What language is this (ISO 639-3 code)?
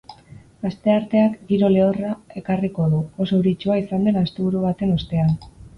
eus